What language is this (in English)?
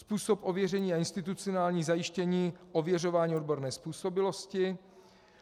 Czech